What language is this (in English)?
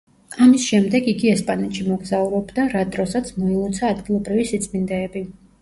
Georgian